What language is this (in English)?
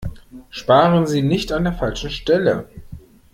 German